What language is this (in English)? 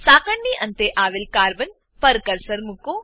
Gujarati